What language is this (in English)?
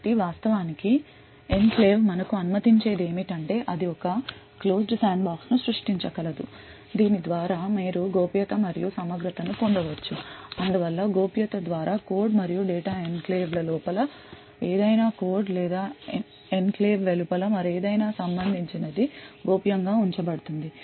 Telugu